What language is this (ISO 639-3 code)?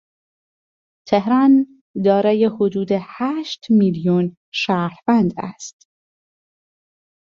fas